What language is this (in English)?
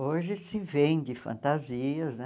Portuguese